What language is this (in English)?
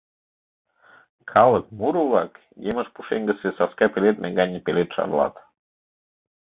Mari